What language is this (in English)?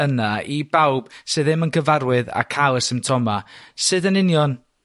Welsh